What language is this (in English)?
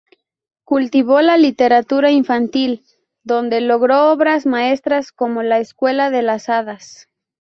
Spanish